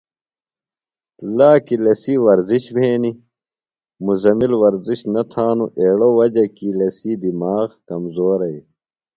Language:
Phalura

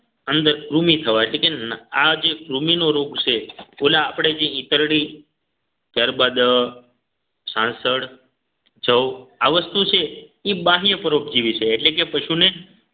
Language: Gujarati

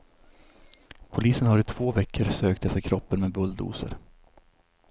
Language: Swedish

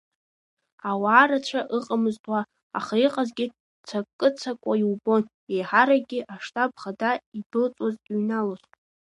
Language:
Abkhazian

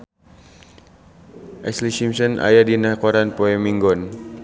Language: Sundanese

